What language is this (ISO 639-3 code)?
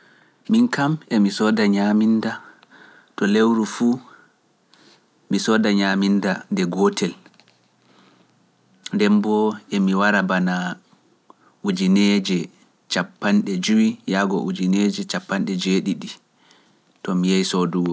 fuf